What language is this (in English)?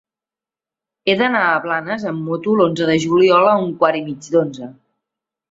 Catalan